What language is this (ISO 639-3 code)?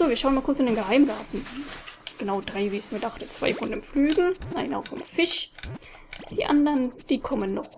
deu